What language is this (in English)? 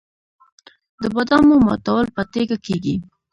Pashto